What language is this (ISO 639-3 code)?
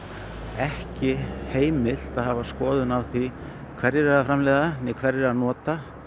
isl